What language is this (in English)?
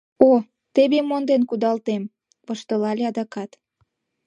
Mari